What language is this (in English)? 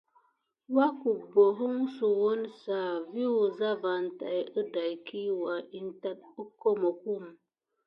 Gidar